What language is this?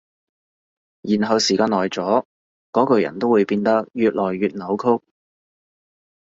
Cantonese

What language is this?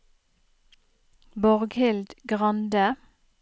Norwegian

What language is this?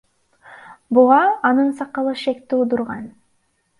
Kyrgyz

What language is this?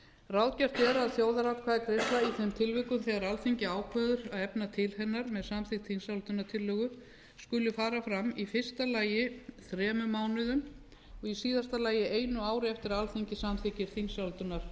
Icelandic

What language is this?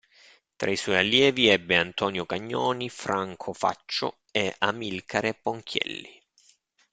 Italian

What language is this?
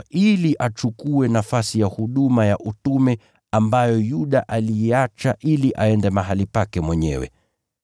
Swahili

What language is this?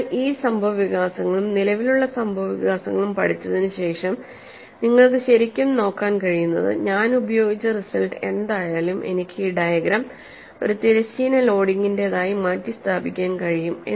Malayalam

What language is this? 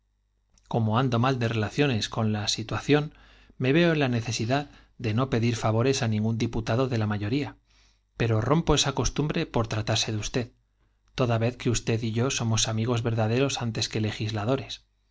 Spanish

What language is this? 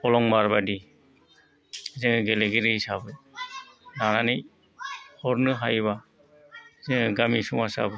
Bodo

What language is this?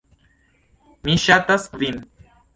Esperanto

